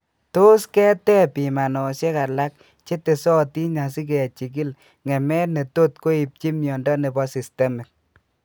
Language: Kalenjin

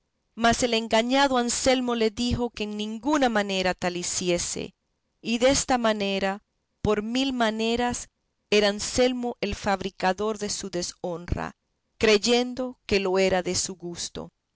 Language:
Spanish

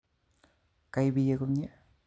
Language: Kalenjin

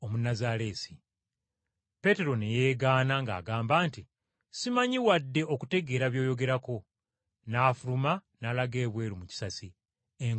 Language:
Ganda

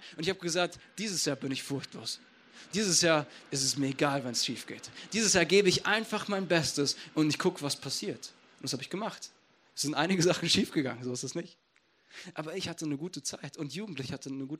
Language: German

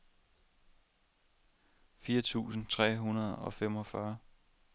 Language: Danish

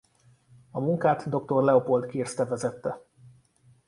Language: Hungarian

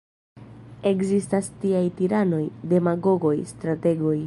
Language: Esperanto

